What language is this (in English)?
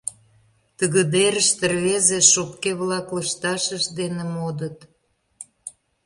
Mari